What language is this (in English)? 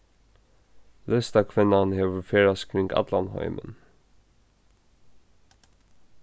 Faroese